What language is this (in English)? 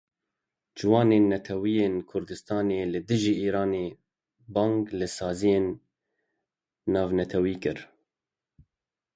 Kurdish